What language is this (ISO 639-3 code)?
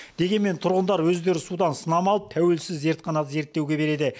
kaz